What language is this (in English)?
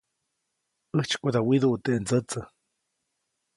Copainalá Zoque